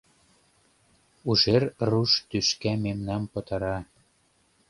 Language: Mari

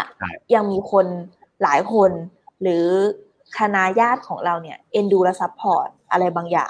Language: Thai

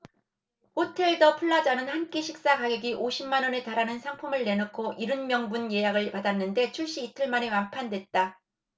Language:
Korean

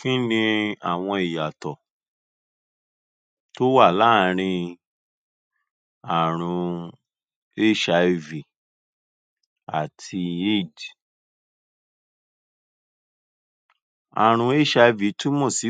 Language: Yoruba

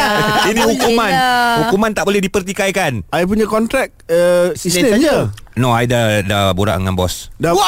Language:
Malay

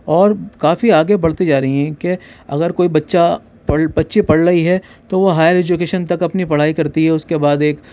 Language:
Urdu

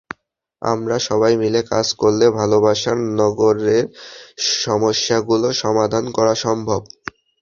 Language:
Bangla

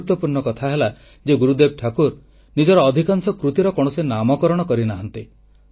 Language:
Odia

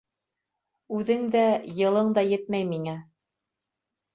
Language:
Bashkir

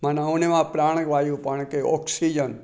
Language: Sindhi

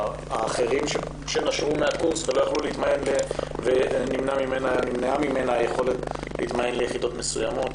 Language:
Hebrew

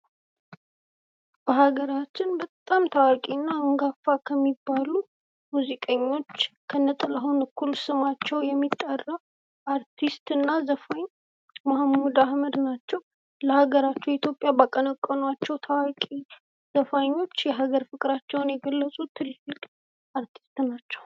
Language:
Amharic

